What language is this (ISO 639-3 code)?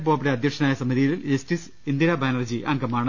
mal